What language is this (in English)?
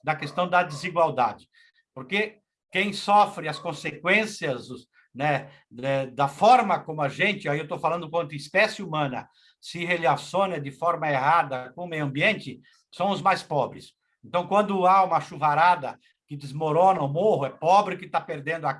Portuguese